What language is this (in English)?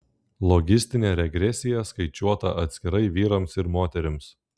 Lithuanian